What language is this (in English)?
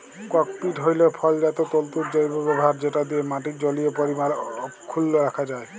Bangla